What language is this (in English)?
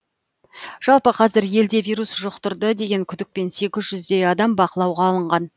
Kazakh